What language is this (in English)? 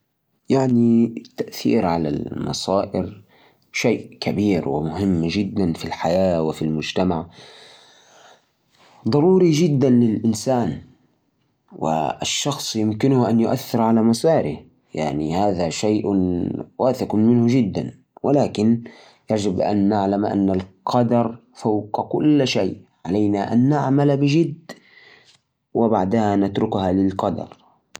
Najdi Arabic